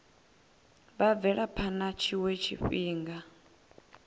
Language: Venda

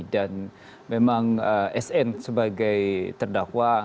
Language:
Indonesian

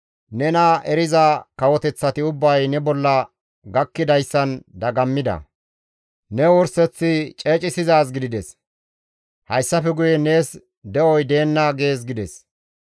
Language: Gamo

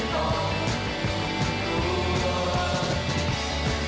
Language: Thai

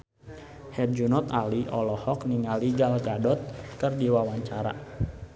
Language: Sundanese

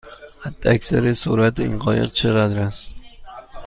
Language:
Persian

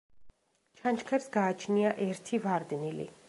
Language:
Georgian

